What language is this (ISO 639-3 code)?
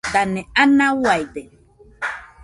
hux